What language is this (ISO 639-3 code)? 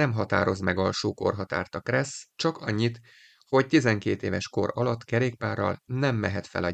hun